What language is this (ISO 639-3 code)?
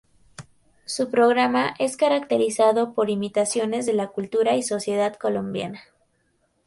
spa